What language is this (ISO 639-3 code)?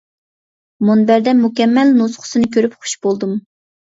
uig